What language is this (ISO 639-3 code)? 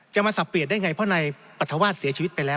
tha